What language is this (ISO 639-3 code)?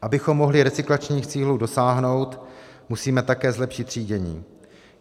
ces